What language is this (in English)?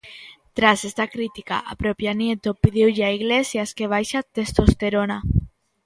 Galician